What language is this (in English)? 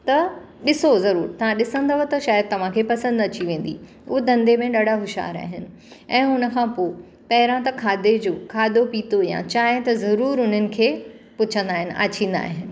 Sindhi